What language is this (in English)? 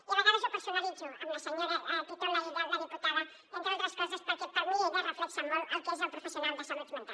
Catalan